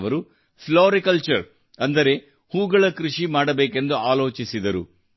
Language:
Kannada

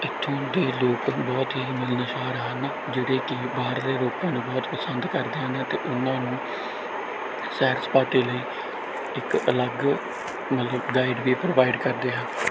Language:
Punjabi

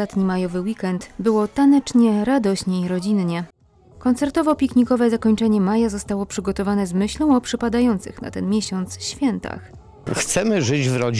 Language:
Polish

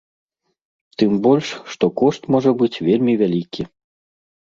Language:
Belarusian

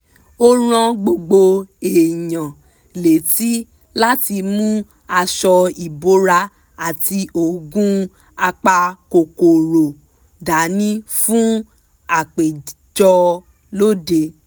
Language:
Yoruba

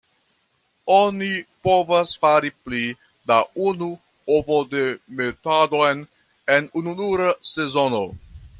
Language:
Esperanto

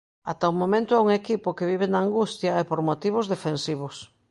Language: Galician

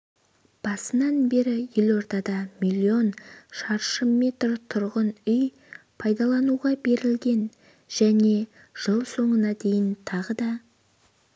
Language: Kazakh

